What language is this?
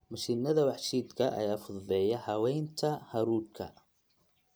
Somali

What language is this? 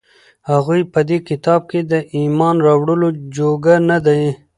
Pashto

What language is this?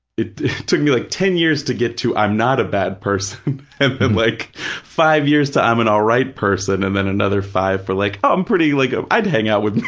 English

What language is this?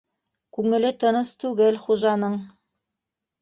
Bashkir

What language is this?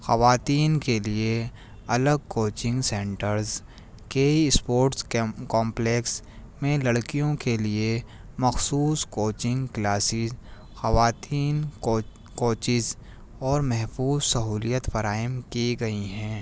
Urdu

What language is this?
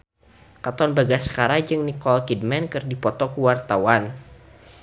Sundanese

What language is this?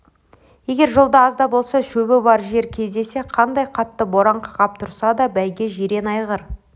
Kazakh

